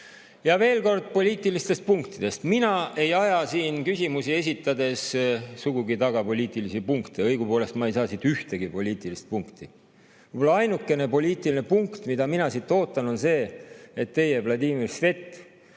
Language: Estonian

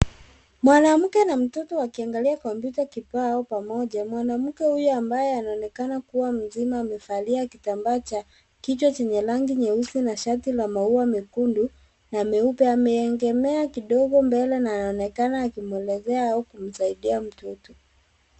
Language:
Swahili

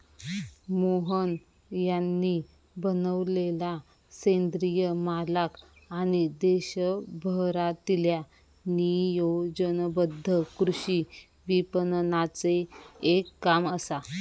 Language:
Marathi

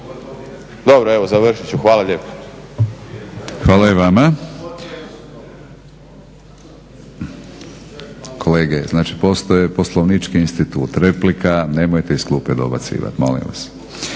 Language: Croatian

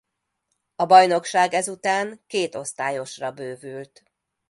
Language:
Hungarian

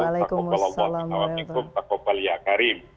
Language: Indonesian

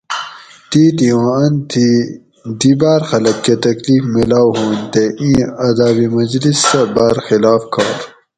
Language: Gawri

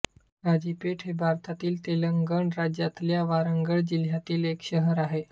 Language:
Marathi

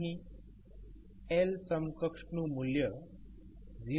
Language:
Gujarati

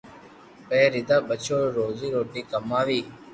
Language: Loarki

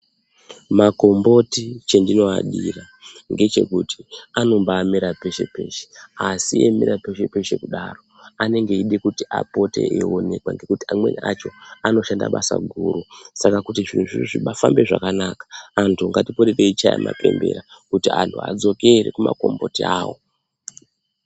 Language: Ndau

